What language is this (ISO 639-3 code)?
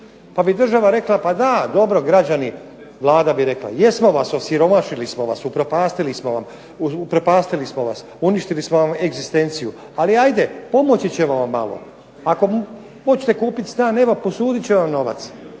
hrv